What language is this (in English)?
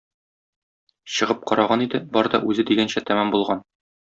Tatar